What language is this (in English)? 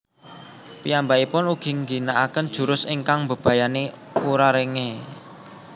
Javanese